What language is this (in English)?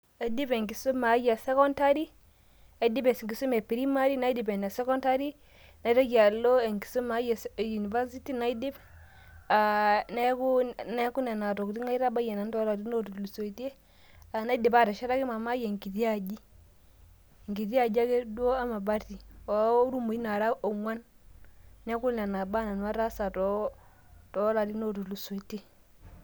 Masai